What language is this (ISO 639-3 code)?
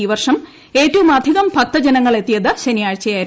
mal